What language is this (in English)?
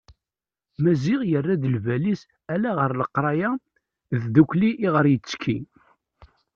Kabyle